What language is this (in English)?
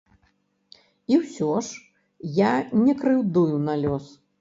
Belarusian